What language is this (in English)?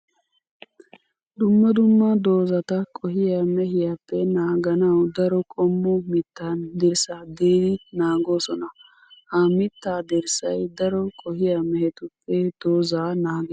Wolaytta